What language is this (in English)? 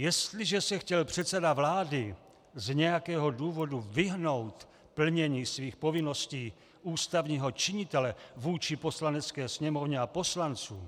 Czech